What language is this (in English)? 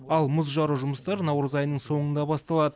Kazakh